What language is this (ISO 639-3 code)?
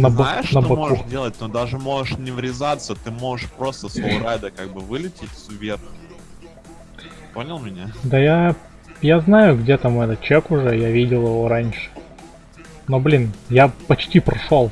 rus